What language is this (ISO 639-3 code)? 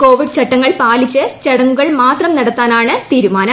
mal